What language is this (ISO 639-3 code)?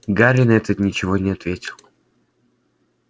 rus